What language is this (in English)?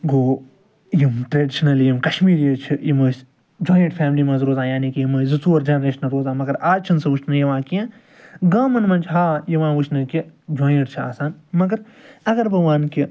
Kashmiri